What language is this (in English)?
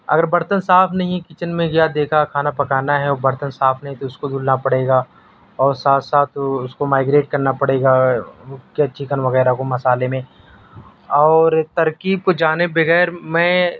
Urdu